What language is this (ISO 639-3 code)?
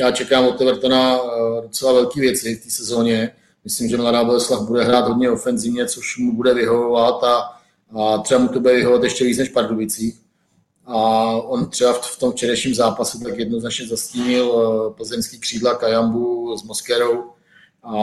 ces